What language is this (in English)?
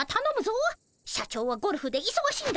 Japanese